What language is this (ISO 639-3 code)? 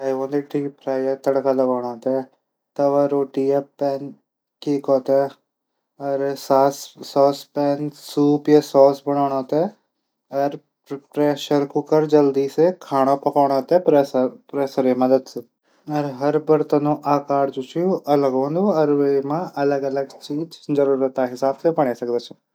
gbm